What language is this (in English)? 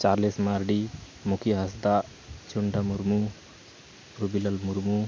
Santali